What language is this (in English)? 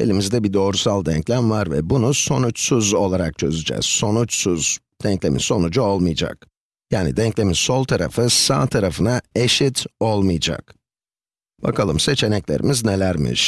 Turkish